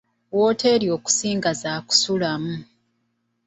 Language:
Ganda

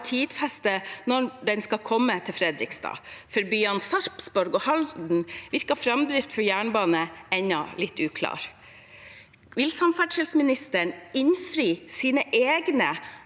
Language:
Norwegian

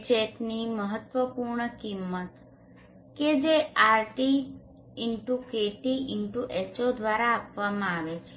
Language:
Gujarati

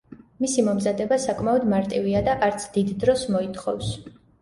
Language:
Georgian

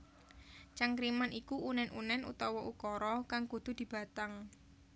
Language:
Javanese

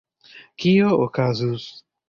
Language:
Esperanto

